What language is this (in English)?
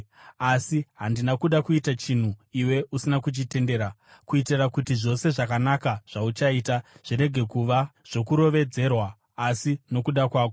Shona